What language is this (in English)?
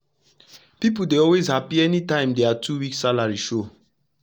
Nigerian Pidgin